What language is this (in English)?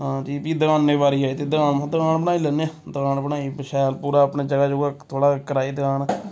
Dogri